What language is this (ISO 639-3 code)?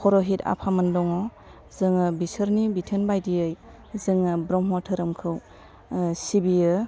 brx